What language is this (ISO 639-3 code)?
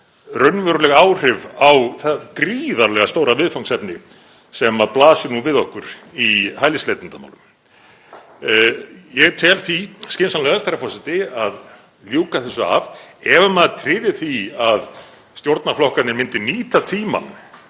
isl